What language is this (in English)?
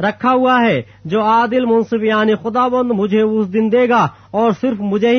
Urdu